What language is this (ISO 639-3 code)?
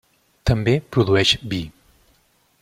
cat